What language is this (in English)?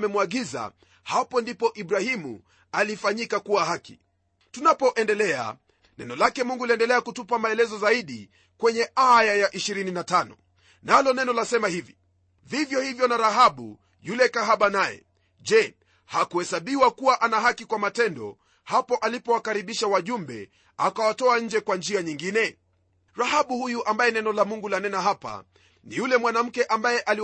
Swahili